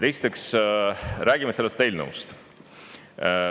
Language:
Estonian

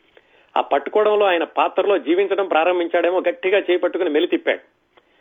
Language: Telugu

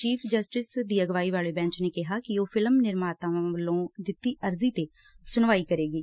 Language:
Punjabi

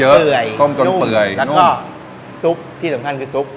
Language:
Thai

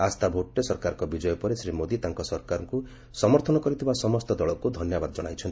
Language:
Odia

